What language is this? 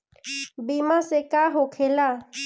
Bhojpuri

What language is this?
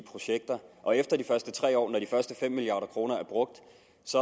Danish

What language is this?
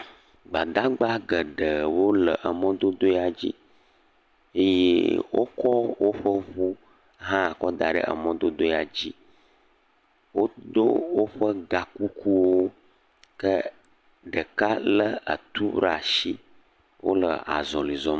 Ewe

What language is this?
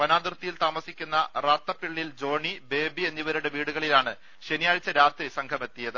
Malayalam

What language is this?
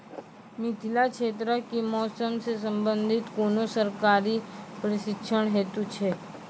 Maithili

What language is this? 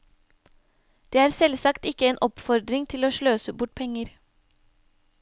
Norwegian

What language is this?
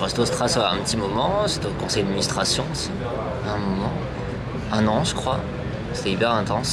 French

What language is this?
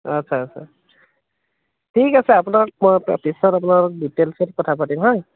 Assamese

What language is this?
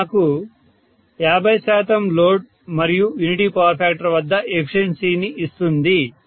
Telugu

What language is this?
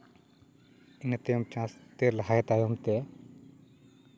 Santali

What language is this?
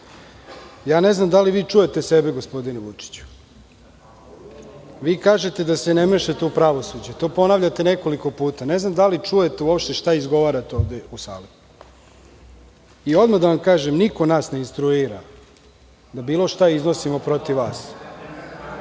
Serbian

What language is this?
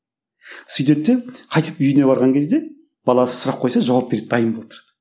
Kazakh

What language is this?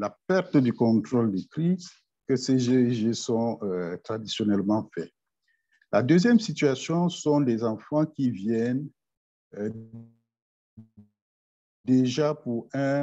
French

